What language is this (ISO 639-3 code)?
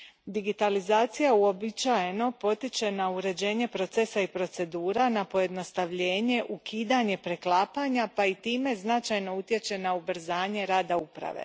hrv